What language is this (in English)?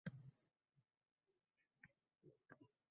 Uzbek